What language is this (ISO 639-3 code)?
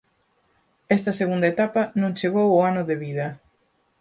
glg